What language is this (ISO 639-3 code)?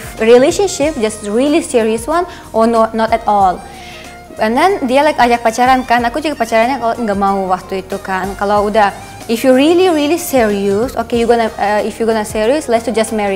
ind